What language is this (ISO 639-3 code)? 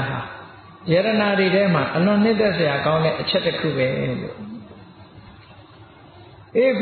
vie